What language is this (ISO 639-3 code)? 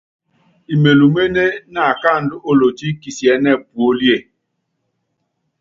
yav